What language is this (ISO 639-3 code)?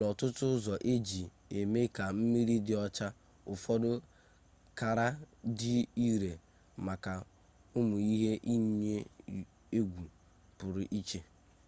ibo